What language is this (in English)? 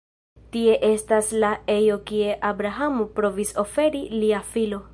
Esperanto